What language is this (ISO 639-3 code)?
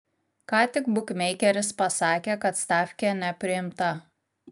lit